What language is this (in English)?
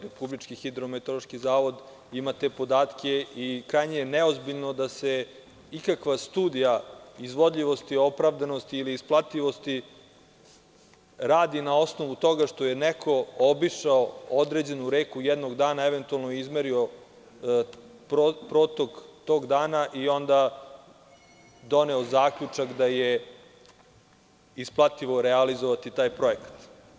Serbian